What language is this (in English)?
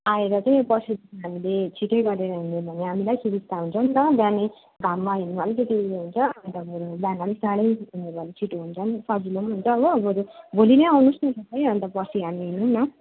Nepali